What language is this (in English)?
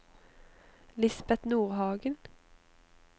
Norwegian